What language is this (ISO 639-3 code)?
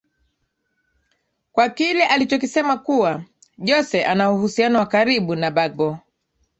swa